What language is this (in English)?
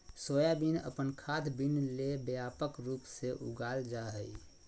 Magahi